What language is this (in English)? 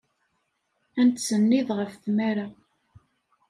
Kabyle